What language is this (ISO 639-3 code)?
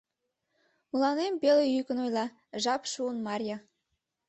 chm